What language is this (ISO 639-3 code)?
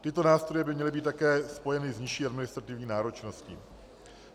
ces